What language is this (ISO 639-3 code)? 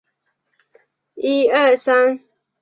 zho